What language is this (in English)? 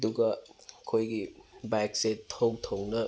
Manipuri